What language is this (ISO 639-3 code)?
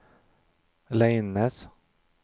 nor